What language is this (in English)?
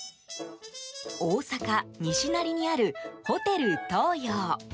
Japanese